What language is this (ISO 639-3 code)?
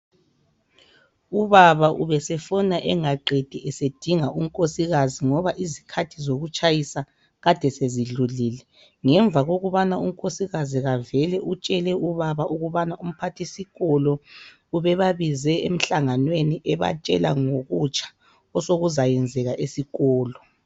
nde